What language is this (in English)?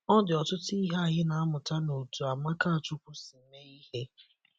Igbo